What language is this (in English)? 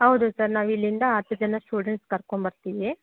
Kannada